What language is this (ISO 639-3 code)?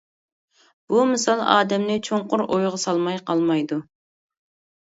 uig